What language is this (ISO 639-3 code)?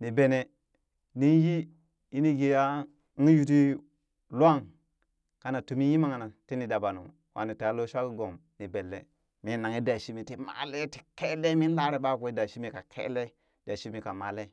bys